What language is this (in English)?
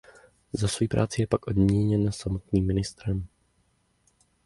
Czech